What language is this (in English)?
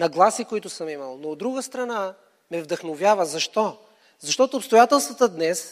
Bulgarian